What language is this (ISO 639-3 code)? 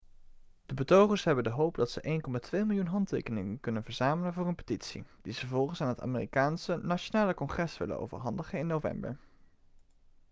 nld